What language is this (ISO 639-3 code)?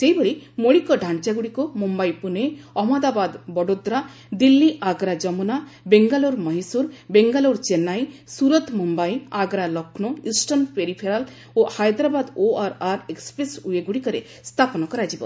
ori